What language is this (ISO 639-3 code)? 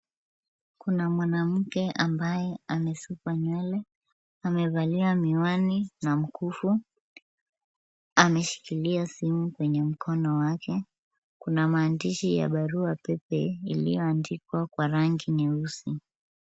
swa